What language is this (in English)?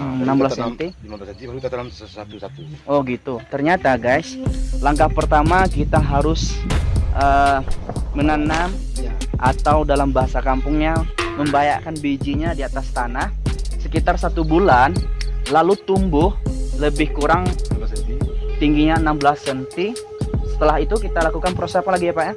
Indonesian